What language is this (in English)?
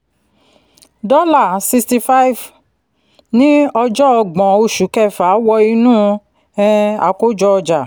Yoruba